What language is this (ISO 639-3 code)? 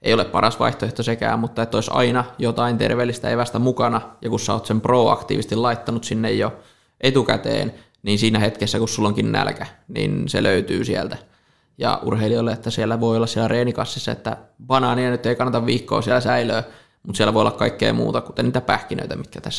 fin